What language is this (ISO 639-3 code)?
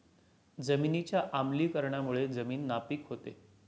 mar